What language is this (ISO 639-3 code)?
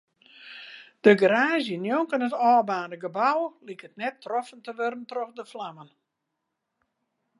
fry